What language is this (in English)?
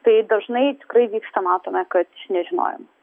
Lithuanian